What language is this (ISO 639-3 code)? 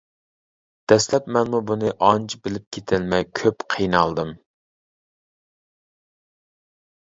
uig